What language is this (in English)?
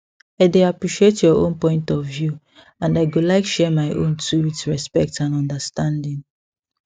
Nigerian Pidgin